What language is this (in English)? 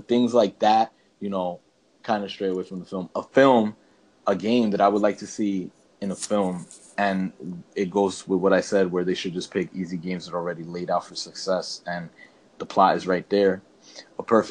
English